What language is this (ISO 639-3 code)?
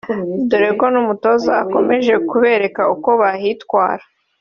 kin